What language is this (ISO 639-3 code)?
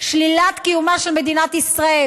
heb